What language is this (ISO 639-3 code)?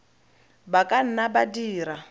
tsn